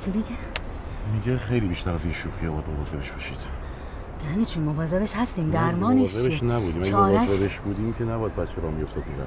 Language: Persian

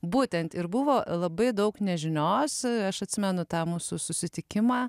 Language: Lithuanian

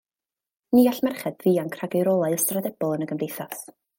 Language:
Welsh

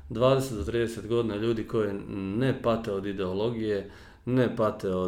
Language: Croatian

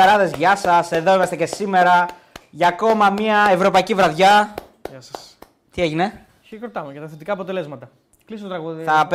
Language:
Greek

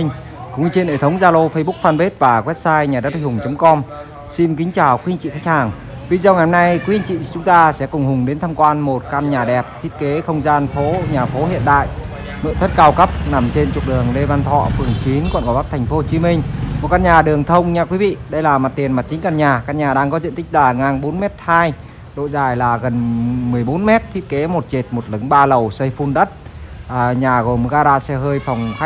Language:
Vietnamese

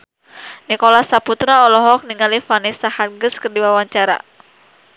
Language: Sundanese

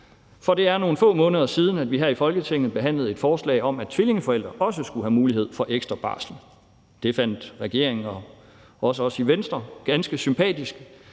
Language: Danish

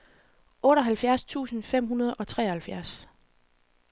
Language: Danish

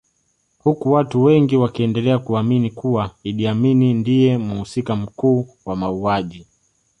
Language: Swahili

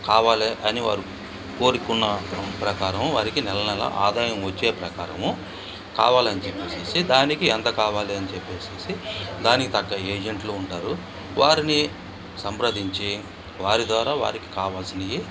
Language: Telugu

